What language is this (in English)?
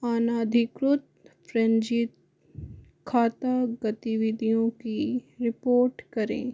Hindi